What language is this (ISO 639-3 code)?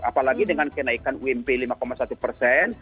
ind